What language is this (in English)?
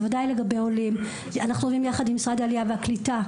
Hebrew